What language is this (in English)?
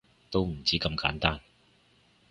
Cantonese